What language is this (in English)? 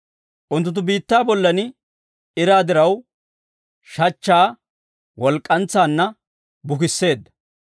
Dawro